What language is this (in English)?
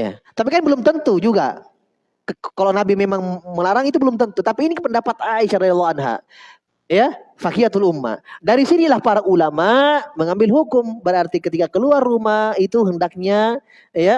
Indonesian